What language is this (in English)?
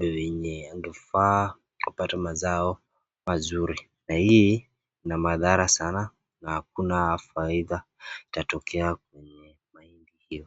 Swahili